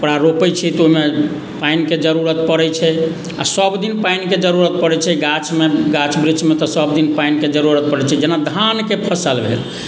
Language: Maithili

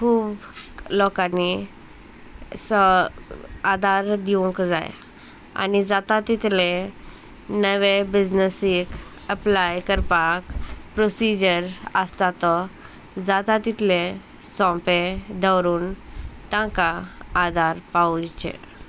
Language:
Konkani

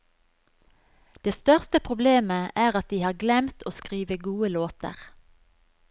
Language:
Norwegian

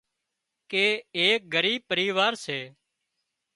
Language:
Wadiyara Koli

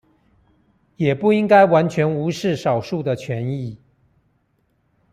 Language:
Chinese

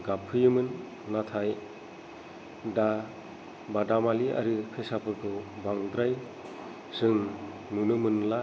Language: Bodo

